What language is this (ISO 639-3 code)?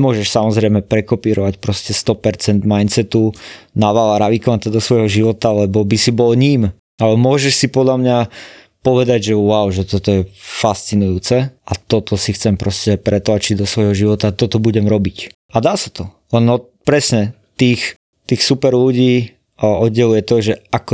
slk